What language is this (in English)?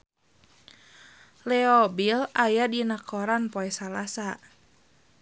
Sundanese